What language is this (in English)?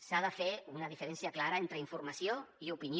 Catalan